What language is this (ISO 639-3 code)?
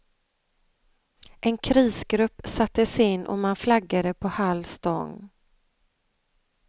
swe